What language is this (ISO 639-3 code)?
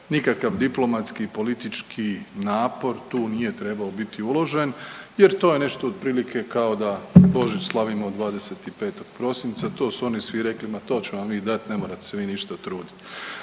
hrv